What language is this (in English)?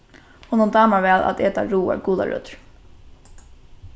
Faroese